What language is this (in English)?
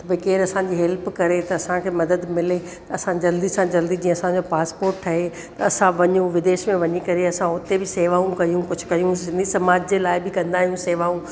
Sindhi